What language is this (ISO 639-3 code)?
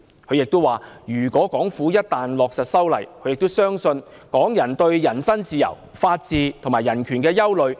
yue